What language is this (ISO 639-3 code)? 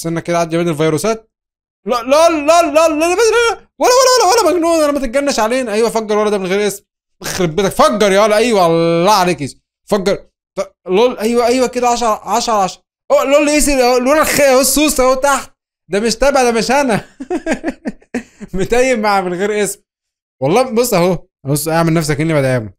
ara